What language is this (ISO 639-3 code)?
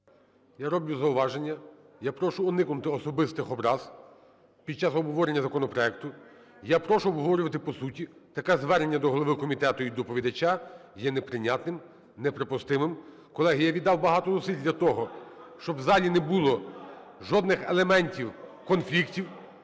ukr